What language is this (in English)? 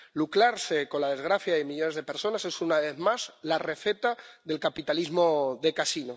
Spanish